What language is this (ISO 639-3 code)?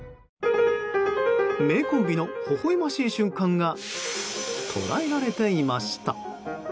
jpn